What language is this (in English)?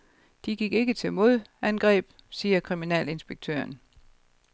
Danish